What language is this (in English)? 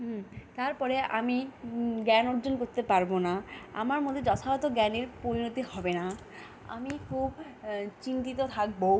Bangla